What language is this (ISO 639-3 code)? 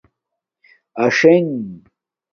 dmk